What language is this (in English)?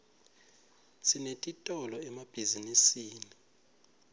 Swati